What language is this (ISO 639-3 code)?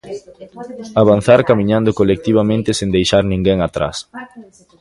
glg